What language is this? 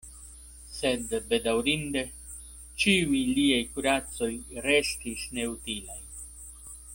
Esperanto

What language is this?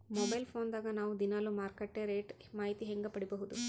Kannada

